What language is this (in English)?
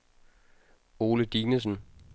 Danish